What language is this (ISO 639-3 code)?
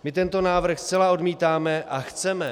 ces